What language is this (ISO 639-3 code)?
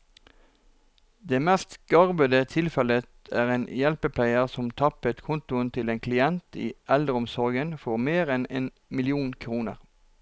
nor